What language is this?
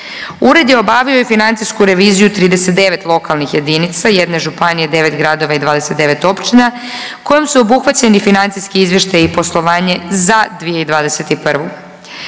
Croatian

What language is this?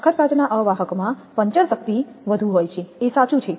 Gujarati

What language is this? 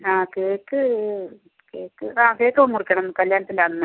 Malayalam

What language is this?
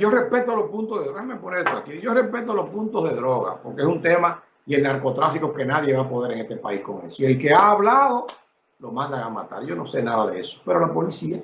Spanish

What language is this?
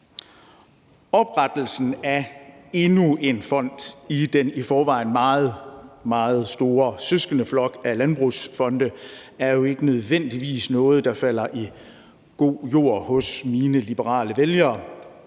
Danish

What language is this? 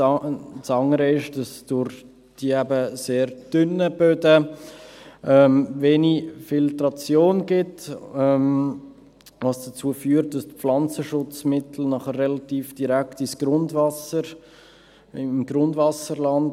Swiss German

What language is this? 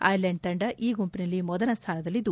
Kannada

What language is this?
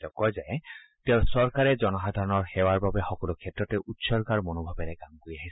Assamese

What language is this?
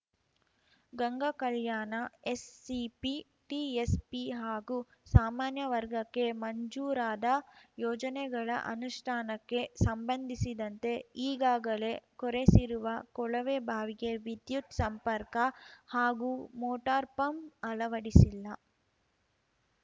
Kannada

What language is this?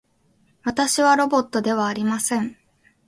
Japanese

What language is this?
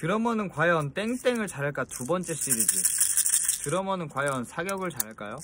Korean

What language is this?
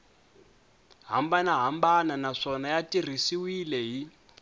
Tsonga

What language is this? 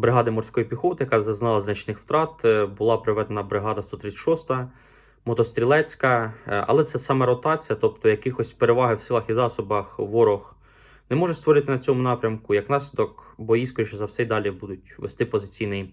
Ukrainian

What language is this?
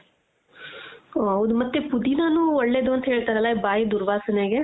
Kannada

